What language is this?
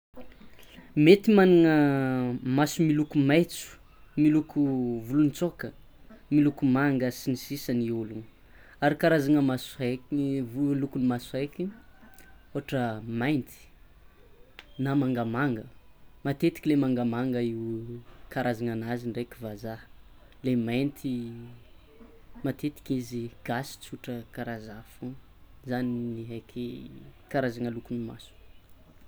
Tsimihety Malagasy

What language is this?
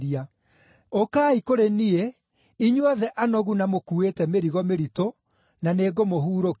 Kikuyu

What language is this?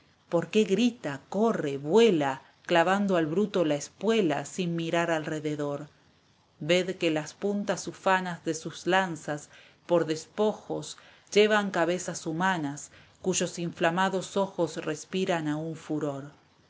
Spanish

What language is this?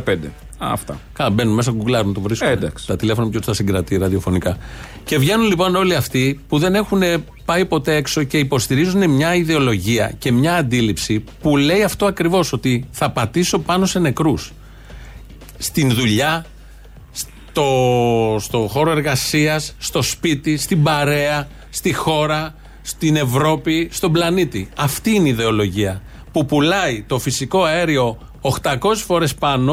Greek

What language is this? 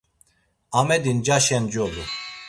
Laz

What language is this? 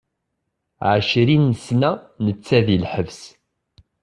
Kabyle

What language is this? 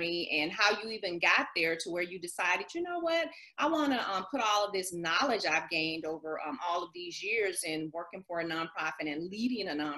English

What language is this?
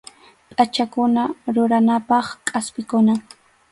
Arequipa-La Unión Quechua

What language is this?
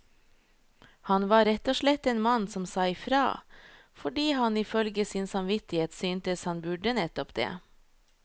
Norwegian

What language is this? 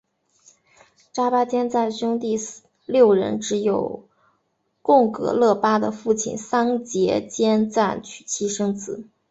Chinese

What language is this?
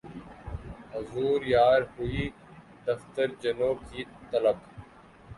Urdu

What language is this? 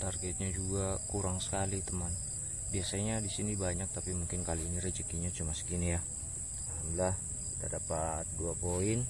Indonesian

